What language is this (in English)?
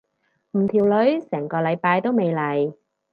Cantonese